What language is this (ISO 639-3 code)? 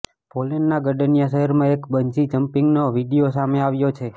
guj